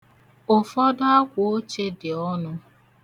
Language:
Igbo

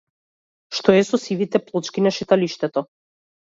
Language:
Macedonian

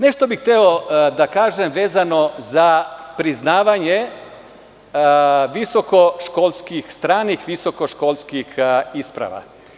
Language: Serbian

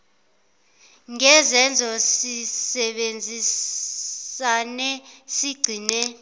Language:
Zulu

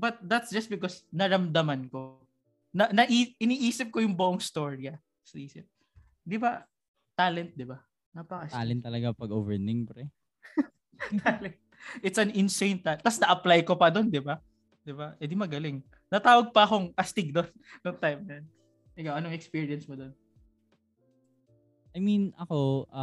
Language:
Filipino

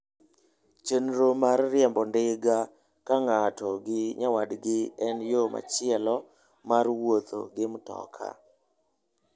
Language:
Luo (Kenya and Tanzania)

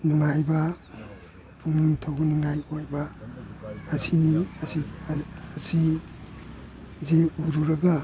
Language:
Manipuri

